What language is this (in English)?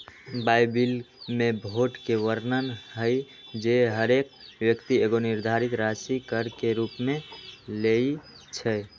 Magahi